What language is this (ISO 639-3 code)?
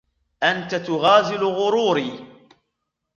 ara